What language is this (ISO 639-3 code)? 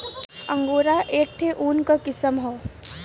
bho